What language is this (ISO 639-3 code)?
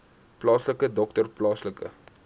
afr